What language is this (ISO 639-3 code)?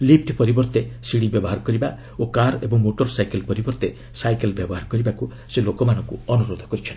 ori